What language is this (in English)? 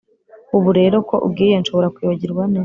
Kinyarwanda